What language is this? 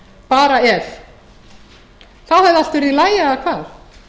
Icelandic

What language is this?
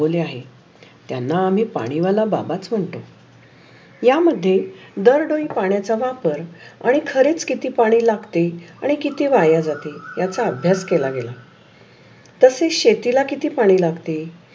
Marathi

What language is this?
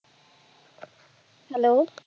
Punjabi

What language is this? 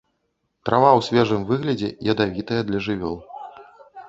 Belarusian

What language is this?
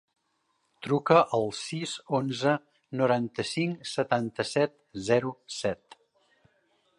Catalan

